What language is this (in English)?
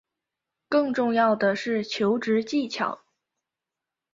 Chinese